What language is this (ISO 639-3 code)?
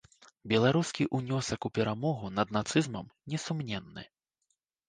bel